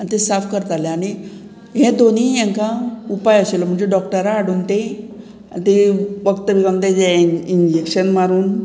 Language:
Konkani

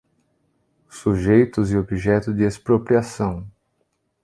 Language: Portuguese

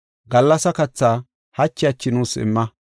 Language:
Gofa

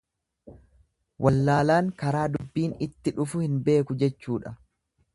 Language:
Oromo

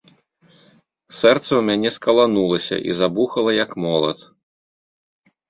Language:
Belarusian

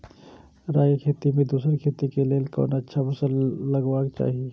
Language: Maithili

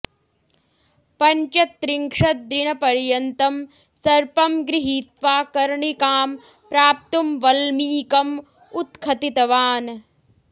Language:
Sanskrit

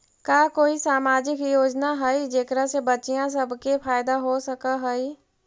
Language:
Magahi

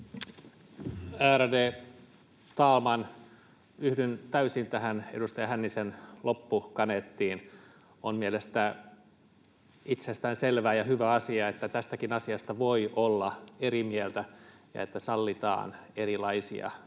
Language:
Finnish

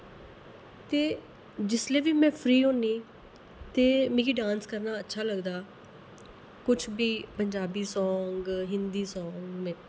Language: Dogri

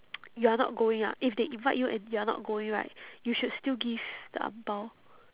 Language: English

